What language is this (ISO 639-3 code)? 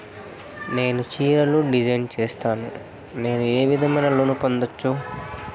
tel